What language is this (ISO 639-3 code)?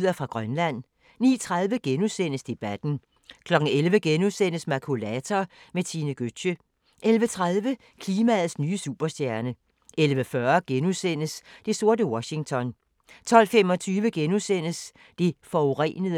dan